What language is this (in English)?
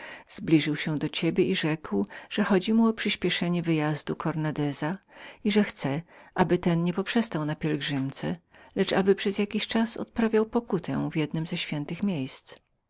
Polish